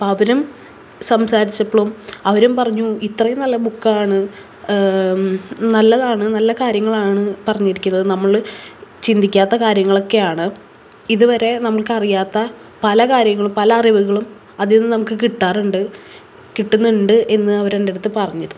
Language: Malayalam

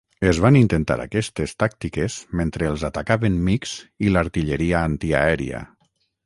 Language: Catalan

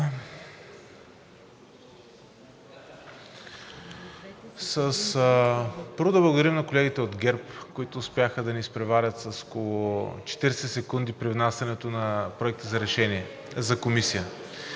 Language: Bulgarian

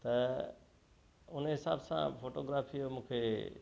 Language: Sindhi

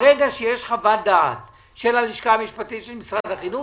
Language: Hebrew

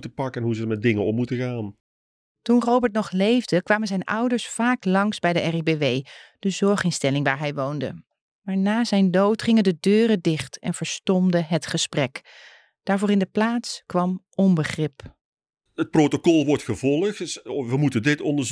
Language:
Dutch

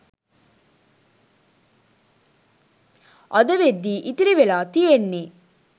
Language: Sinhala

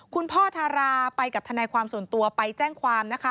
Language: Thai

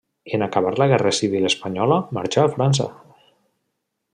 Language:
Catalan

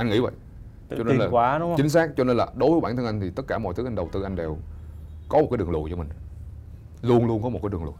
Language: Vietnamese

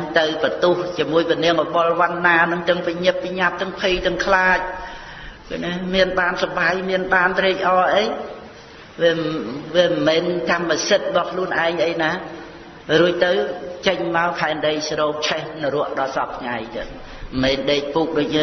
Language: Khmer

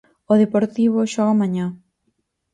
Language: Galician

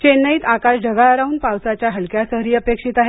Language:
Marathi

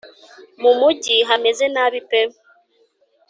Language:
Kinyarwanda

